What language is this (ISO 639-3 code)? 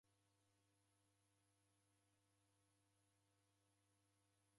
dav